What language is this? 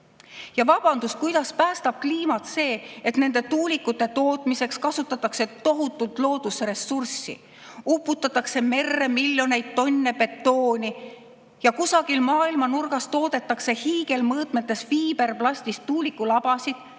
Estonian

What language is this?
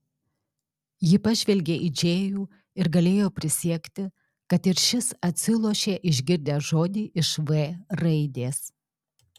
Lithuanian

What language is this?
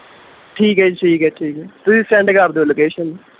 Punjabi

